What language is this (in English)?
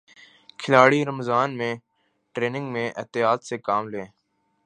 Urdu